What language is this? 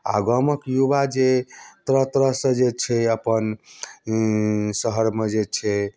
Maithili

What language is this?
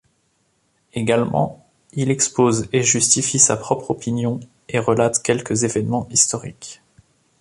French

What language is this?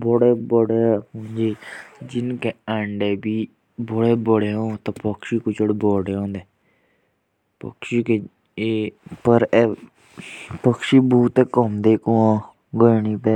Jaunsari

